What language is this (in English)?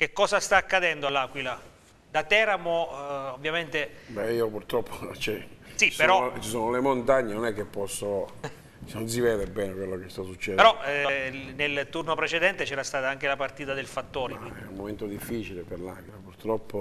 Italian